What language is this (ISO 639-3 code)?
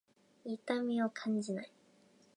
jpn